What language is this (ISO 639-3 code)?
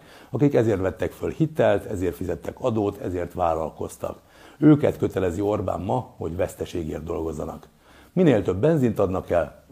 hun